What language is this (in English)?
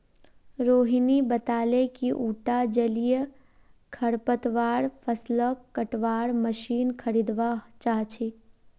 Magahi